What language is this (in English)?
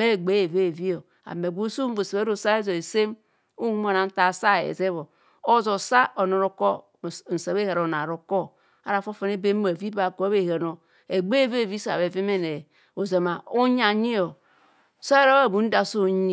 Kohumono